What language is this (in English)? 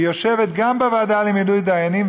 Hebrew